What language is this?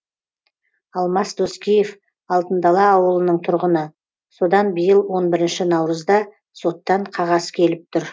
Kazakh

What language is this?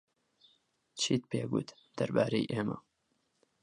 Central Kurdish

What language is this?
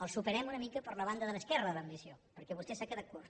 Catalan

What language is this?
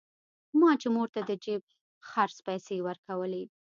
Pashto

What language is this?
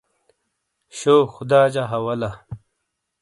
Shina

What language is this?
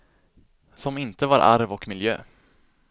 Swedish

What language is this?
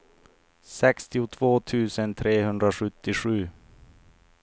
Swedish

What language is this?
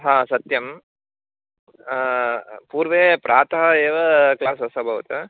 Sanskrit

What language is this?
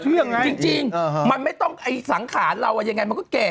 Thai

